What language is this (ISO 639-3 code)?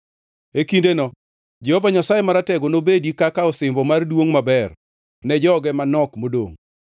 luo